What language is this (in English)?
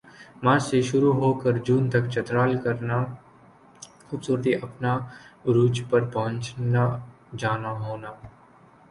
Urdu